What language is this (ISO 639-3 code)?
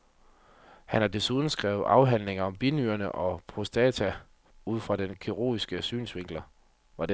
dan